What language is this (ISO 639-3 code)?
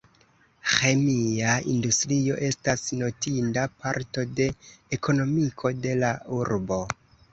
epo